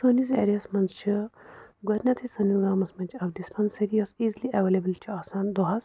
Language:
Kashmiri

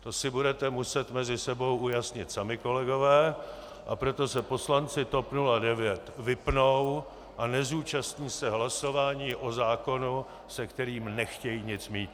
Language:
Czech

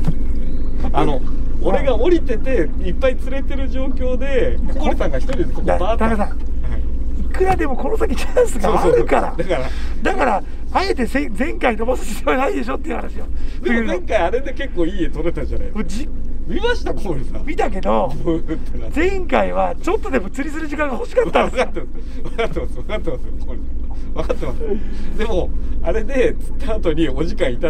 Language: Japanese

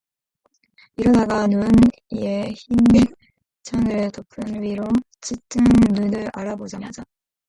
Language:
Korean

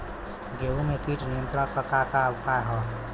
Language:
Bhojpuri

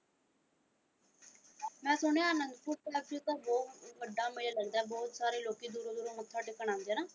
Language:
Punjabi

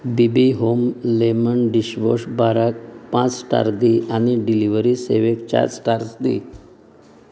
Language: Konkani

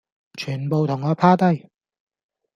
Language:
Cantonese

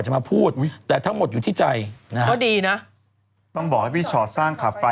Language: Thai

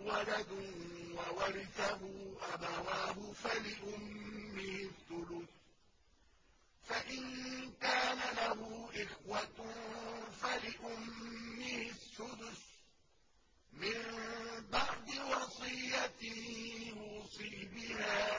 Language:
Arabic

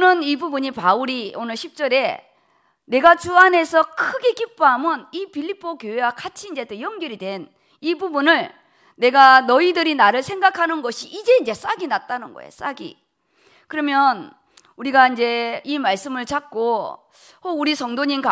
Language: Korean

